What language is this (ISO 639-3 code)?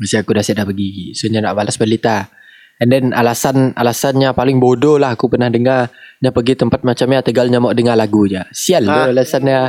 msa